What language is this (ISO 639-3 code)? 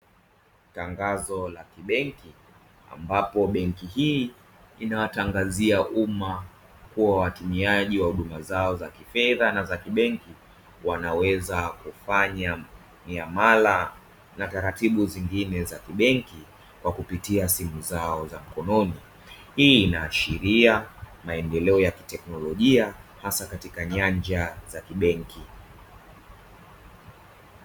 swa